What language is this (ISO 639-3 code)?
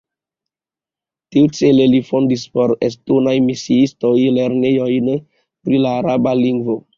epo